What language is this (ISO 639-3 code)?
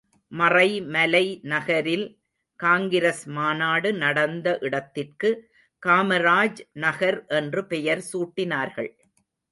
tam